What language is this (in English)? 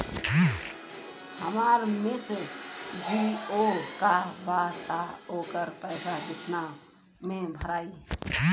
Bhojpuri